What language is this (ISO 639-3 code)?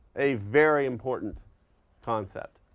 eng